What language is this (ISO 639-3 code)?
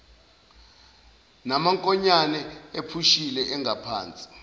zul